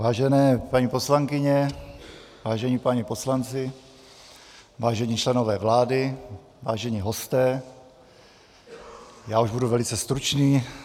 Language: Czech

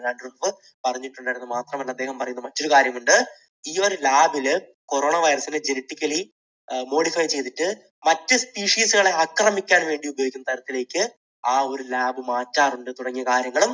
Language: Malayalam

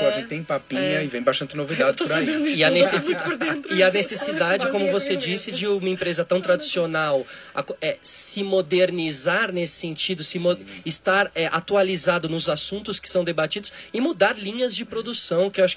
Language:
Portuguese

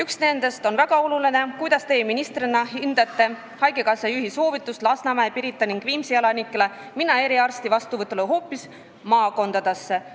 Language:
Estonian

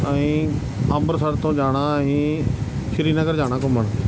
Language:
Punjabi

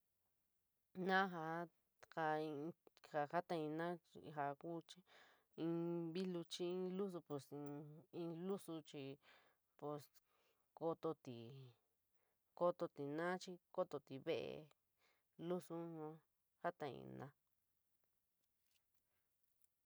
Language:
San Miguel El Grande Mixtec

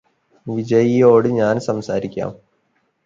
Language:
Malayalam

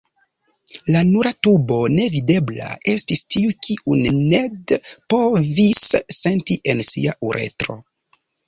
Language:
Esperanto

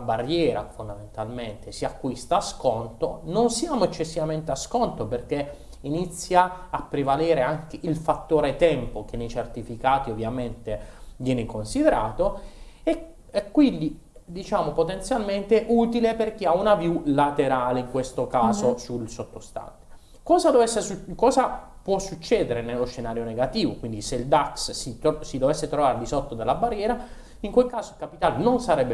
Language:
Italian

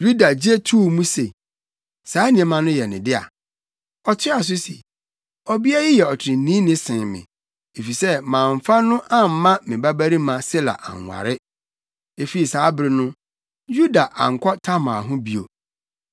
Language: Akan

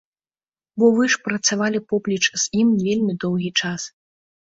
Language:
Belarusian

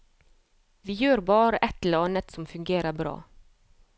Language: Norwegian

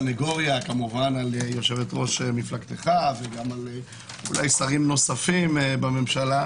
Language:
Hebrew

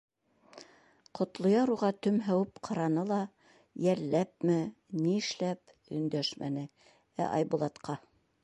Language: Bashkir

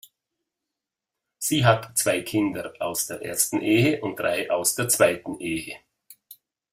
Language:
German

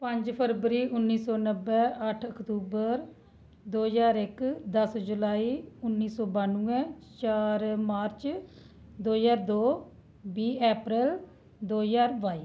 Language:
Dogri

